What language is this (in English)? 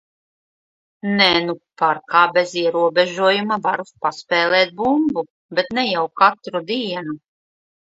Latvian